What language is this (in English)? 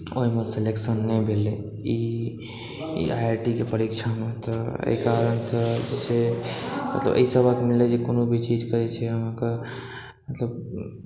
Maithili